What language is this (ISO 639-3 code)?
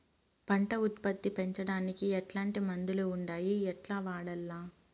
tel